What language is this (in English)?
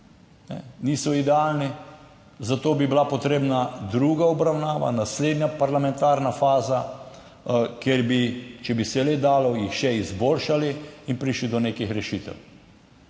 Slovenian